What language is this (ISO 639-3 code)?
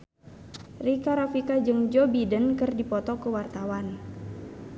sun